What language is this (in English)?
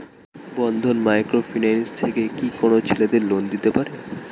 Bangla